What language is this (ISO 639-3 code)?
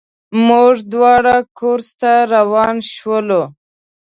pus